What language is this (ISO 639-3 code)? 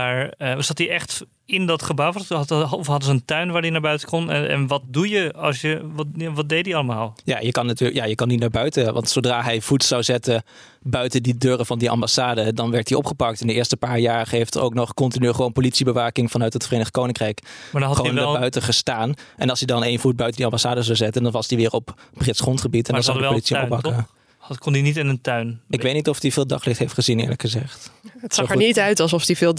nld